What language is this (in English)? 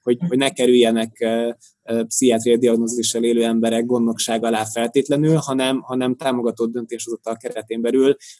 Hungarian